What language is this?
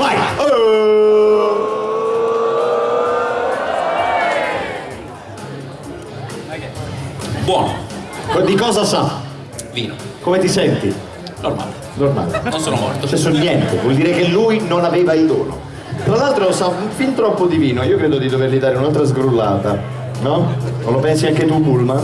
Italian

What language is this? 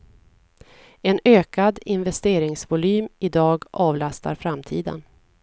Swedish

